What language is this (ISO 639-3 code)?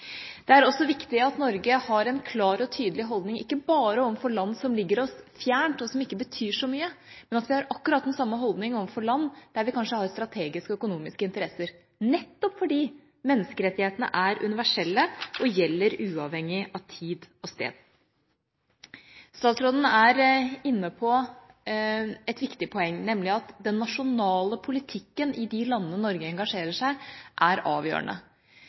nob